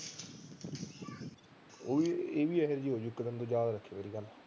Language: Punjabi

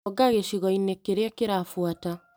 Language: Kikuyu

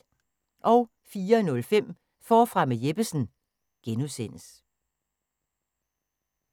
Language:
Danish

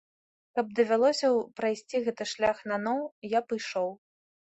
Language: Belarusian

